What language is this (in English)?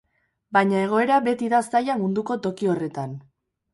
Basque